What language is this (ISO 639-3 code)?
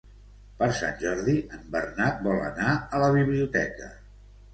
cat